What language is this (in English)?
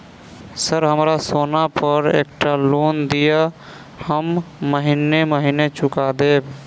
Maithili